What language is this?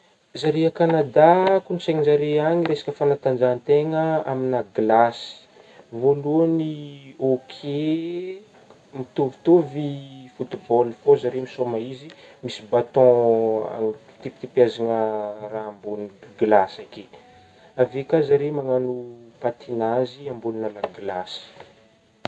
Northern Betsimisaraka Malagasy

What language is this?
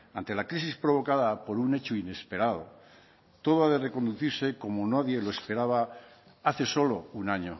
Spanish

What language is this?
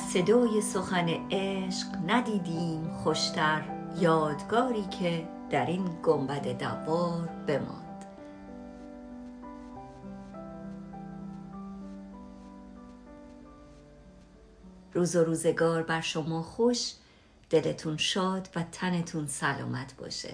Persian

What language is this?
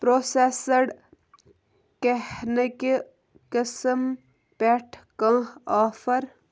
Kashmiri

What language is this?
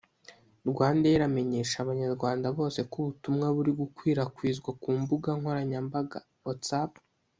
Kinyarwanda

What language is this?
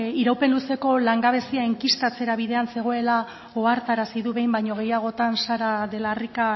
Basque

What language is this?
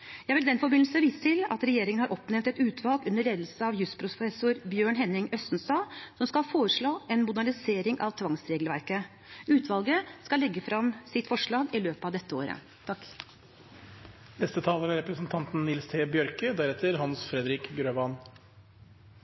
Norwegian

